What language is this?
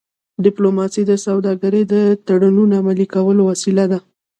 Pashto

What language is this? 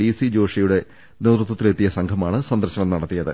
Malayalam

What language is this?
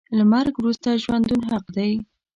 Pashto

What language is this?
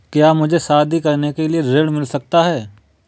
Hindi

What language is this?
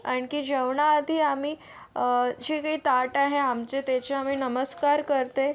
Marathi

